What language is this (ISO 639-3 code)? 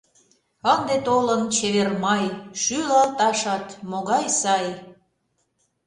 chm